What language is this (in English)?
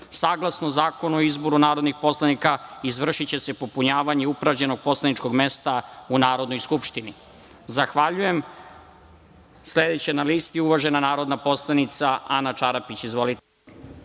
Serbian